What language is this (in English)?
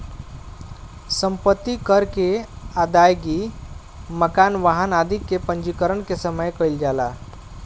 Bhojpuri